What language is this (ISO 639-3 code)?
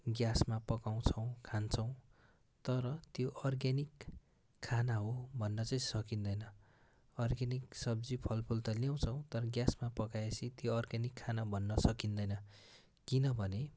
nep